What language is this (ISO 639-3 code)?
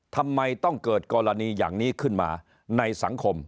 tha